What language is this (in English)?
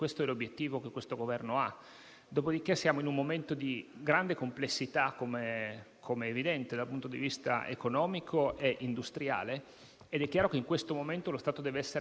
Italian